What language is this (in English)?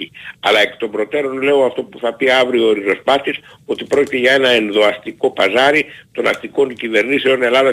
Greek